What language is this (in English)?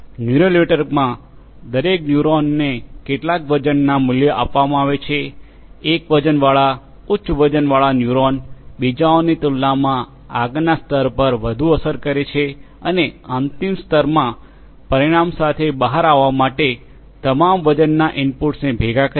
Gujarati